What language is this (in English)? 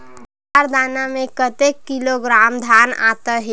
Chhattisgarhi